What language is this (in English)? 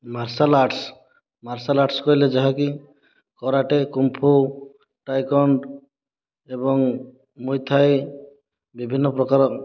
Odia